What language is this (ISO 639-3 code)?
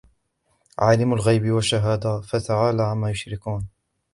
ara